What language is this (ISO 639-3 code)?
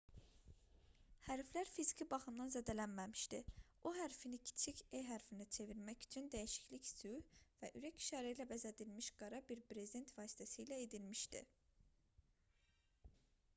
aze